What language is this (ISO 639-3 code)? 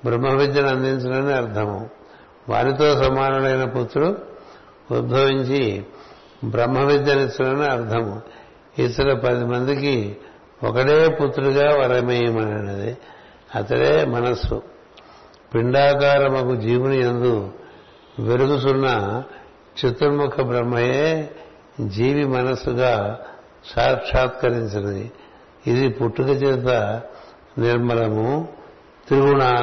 tel